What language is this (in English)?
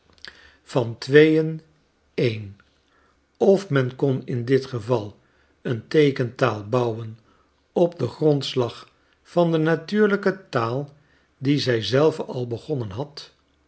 Dutch